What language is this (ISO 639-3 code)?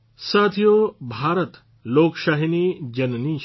guj